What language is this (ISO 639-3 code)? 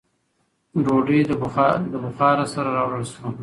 pus